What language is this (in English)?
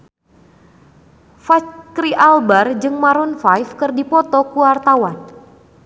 Sundanese